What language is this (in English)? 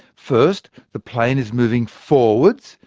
English